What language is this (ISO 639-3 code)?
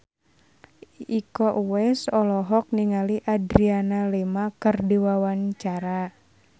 sun